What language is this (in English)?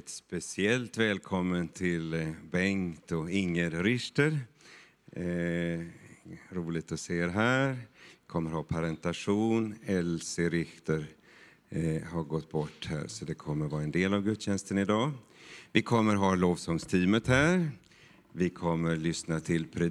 Swedish